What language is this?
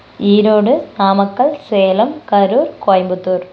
Tamil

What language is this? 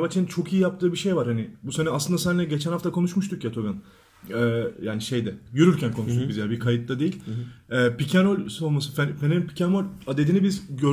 Turkish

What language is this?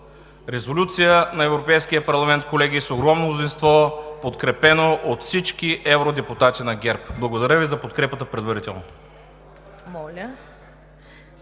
Bulgarian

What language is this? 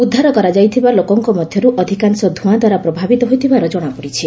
Odia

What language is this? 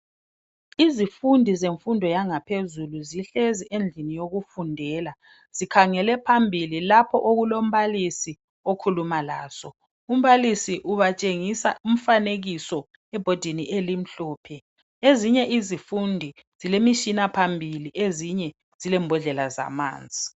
North Ndebele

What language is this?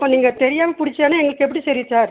Tamil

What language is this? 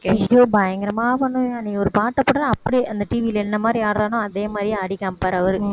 Tamil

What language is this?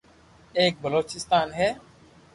Loarki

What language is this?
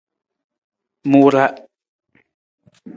Nawdm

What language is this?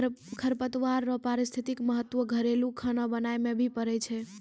Maithili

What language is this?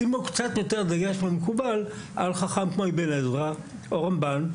Hebrew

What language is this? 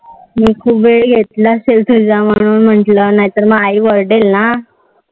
Marathi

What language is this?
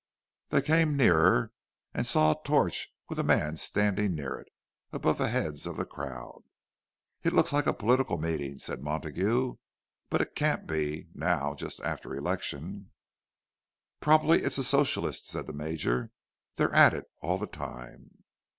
English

